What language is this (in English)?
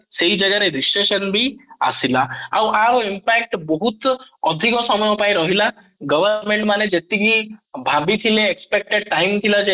Odia